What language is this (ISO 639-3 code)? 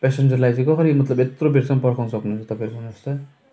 nep